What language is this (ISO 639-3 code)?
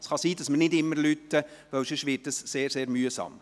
gsw